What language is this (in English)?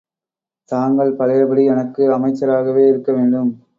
Tamil